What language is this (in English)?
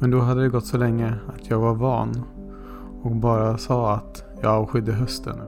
Swedish